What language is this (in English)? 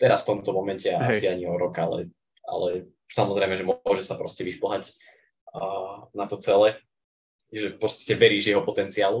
Slovak